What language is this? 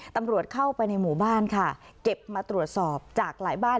Thai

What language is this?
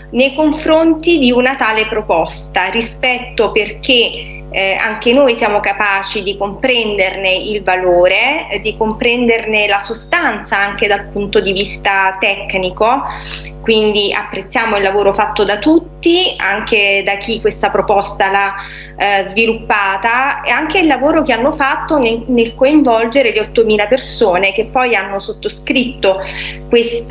Italian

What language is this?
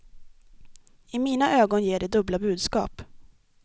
Swedish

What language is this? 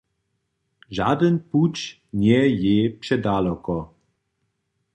Upper Sorbian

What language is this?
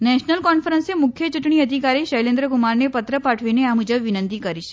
Gujarati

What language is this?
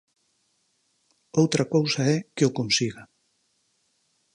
Galician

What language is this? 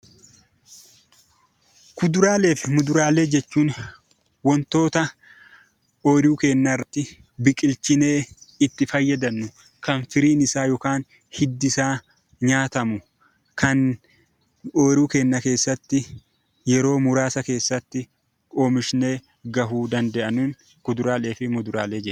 Oromo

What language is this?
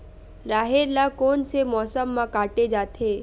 Chhattisgarhi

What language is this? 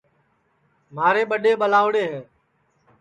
Sansi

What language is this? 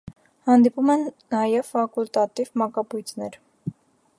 Armenian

